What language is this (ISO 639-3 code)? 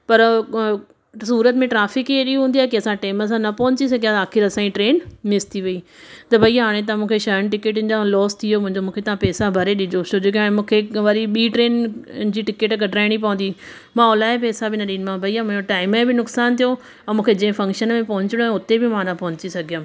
snd